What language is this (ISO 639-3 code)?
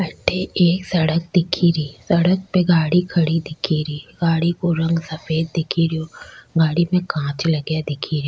raj